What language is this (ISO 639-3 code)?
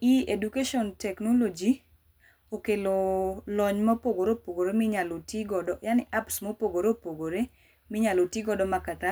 luo